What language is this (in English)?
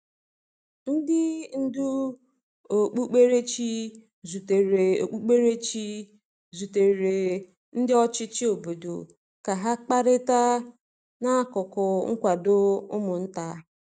Igbo